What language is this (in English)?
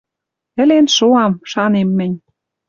Western Mari